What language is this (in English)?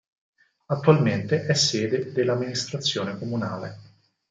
Italian